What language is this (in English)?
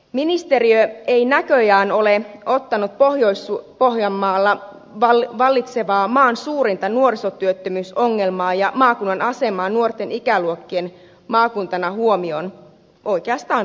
Finnish